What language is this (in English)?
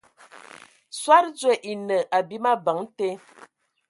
Ewondo